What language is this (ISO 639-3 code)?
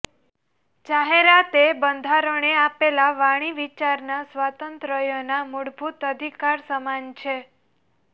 guj